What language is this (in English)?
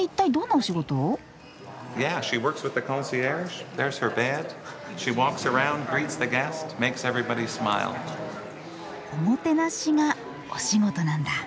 Japanese